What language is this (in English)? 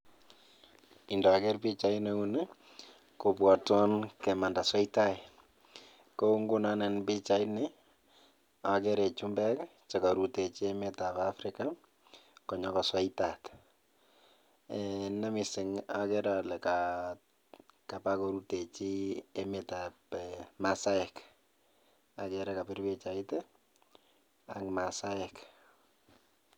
Kalenjin